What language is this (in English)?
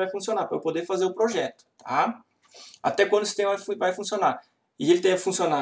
Portuguese